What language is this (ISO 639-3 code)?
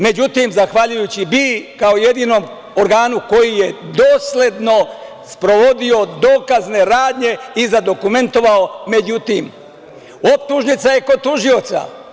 srp